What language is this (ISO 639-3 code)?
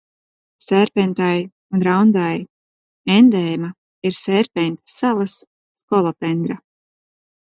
lav